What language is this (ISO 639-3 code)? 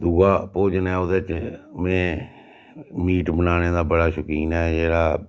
doi